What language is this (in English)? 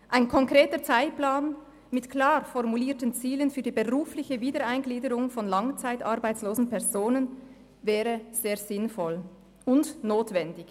Swiss German